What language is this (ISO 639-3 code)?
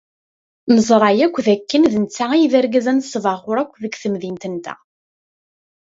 kab